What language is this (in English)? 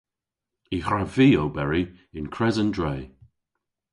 Cornish